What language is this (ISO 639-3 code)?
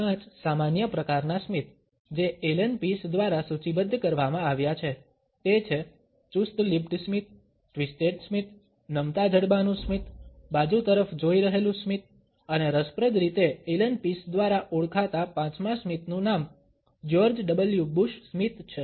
guj